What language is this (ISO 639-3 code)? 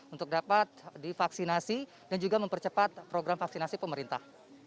ind